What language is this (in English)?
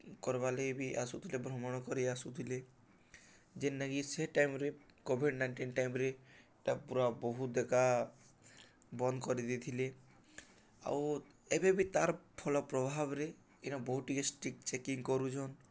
Odia